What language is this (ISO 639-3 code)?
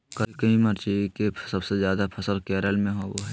mag